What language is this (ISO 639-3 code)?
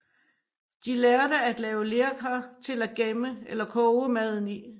dan